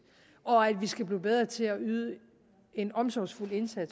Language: Danish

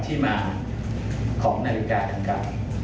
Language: Thai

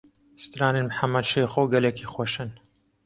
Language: Kurdish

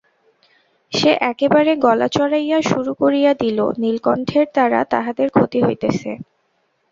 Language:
Bangla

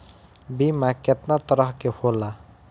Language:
Bhojpuri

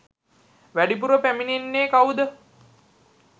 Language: Sinhala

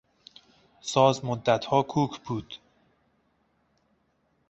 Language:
Persian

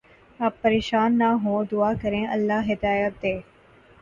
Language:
Urdu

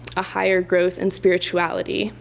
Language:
English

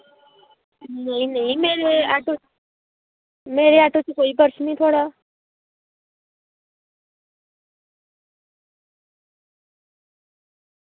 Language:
Dogri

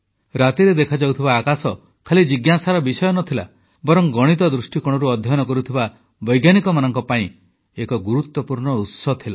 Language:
Odia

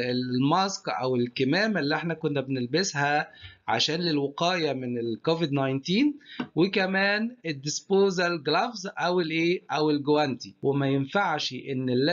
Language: Arabic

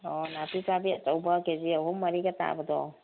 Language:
Manipuri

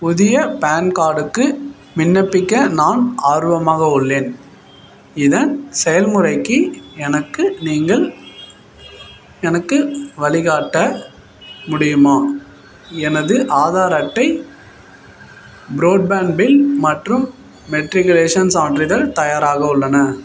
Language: Tamil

